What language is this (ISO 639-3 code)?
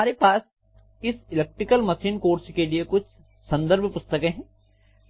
hin